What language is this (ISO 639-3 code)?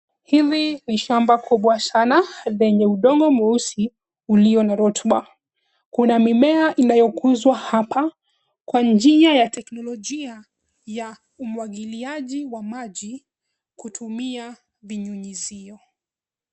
swa